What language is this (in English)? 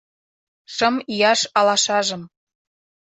Mari